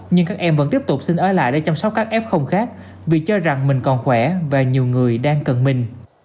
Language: Vietnamese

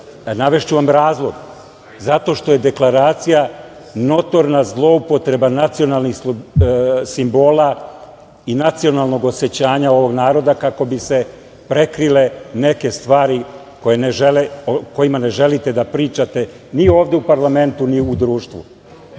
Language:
Serbian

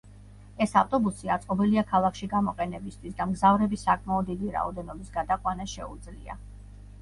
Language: Georgian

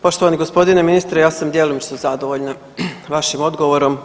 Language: Croatian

